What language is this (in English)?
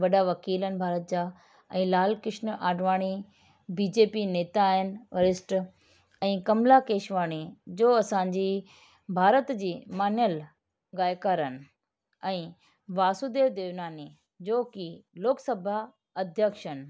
Sindhi